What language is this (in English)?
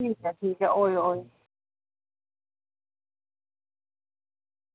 Dogri